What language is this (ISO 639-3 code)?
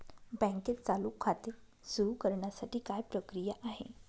mar